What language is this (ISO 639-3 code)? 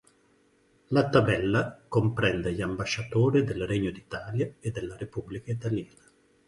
ita